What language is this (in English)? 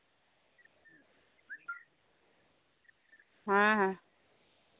Santali